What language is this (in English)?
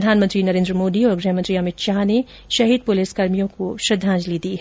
Hindi